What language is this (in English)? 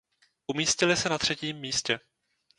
Czech